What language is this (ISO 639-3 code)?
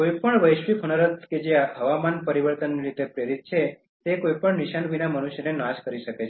guj